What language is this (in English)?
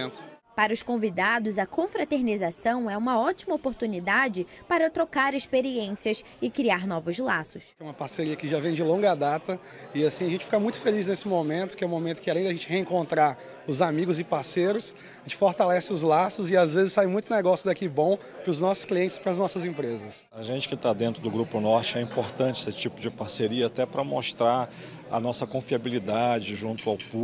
Portuguese